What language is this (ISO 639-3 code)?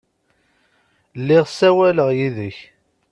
kab